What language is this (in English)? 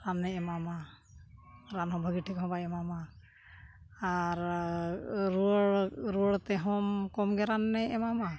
Santali